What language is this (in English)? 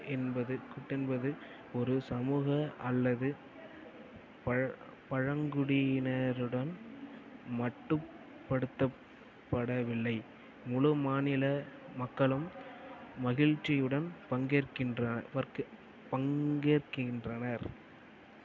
Tamil